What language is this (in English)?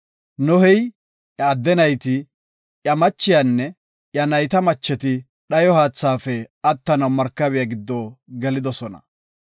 Gofa